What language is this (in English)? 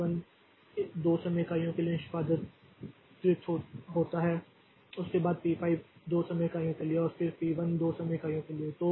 Hindi